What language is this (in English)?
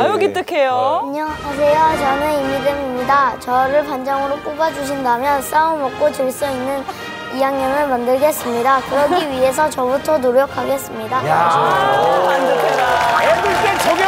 Korean